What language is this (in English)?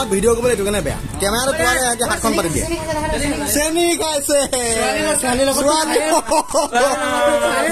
Thai